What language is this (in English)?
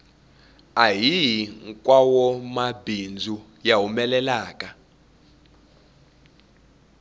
Tsonga